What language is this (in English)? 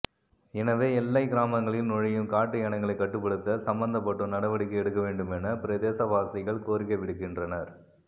Tamil